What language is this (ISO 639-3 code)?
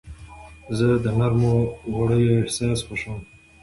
pus